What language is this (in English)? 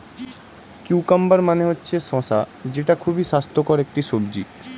Bangla